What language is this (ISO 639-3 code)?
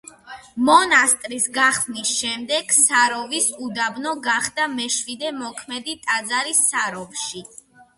kat